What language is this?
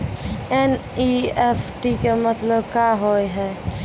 Maithili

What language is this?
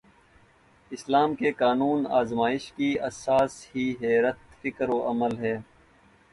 Urdu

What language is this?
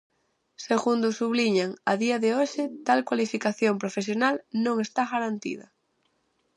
Galician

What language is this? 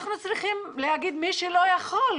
Hebrew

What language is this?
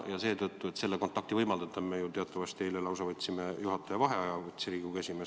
Estonian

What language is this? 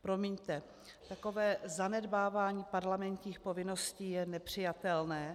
Czech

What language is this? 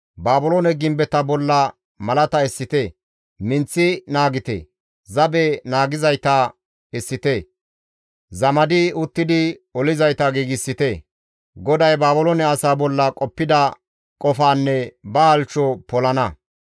Gamo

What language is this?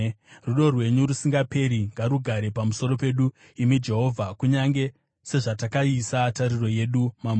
Shona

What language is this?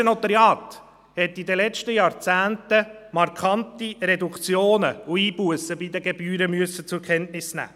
Swiss German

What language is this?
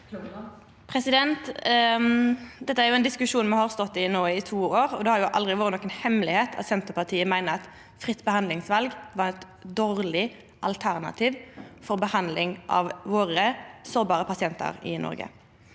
Norwegian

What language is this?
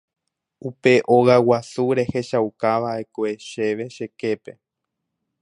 Guarani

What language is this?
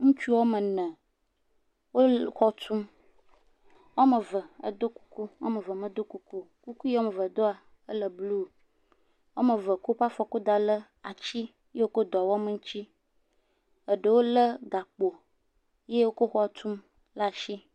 Ewe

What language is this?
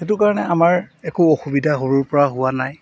Assamese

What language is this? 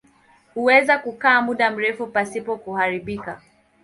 Swahili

